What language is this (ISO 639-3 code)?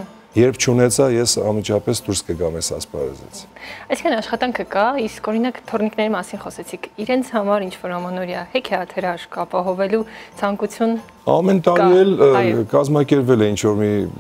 ron